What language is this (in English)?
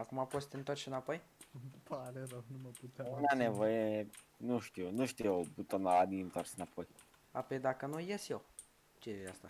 Romanian